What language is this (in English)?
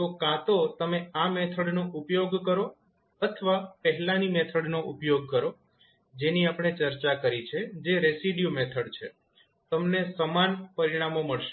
Gujarati